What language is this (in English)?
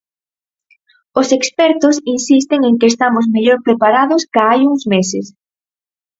Galician